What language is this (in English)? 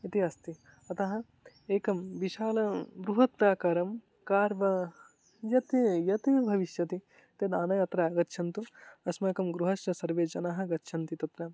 Sanskrit